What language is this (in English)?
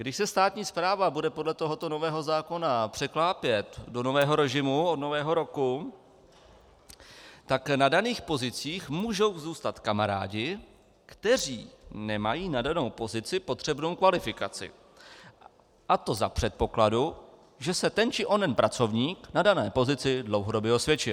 Czech